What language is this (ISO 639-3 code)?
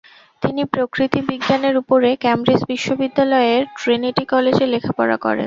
ben